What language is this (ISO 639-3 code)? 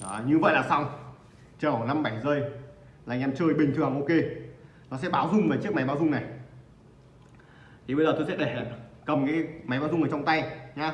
vie